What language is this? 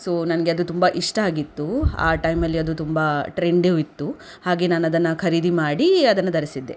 Kannada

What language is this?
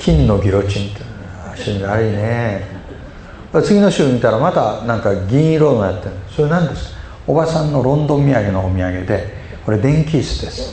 Japanese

